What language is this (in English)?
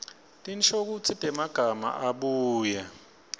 Swati